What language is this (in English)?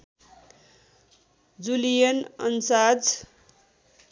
Nepali